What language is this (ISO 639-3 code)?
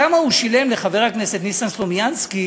heb